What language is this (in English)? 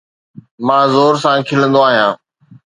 Sindhi